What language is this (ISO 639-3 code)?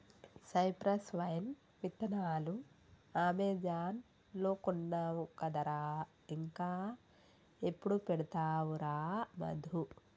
tel